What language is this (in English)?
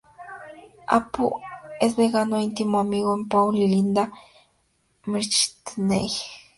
Spanish